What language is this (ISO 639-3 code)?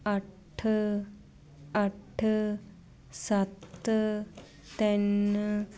pan